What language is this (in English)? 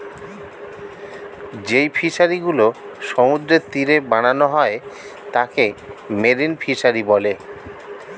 Bangla